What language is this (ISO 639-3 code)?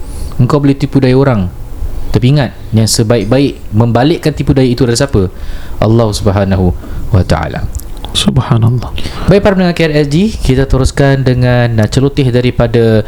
msa